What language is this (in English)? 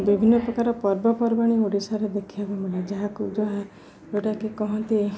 Odia